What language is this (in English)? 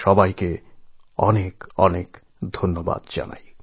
Bangla